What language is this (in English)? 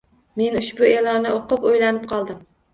Uzbek